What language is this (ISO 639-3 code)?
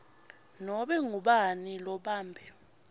ssw